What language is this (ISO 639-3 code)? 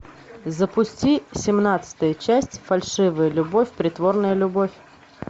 rus